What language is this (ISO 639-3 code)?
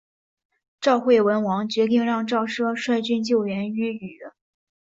zho